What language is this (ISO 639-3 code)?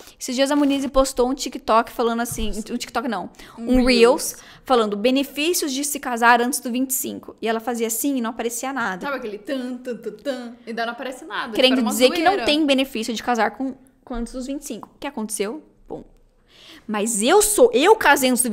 por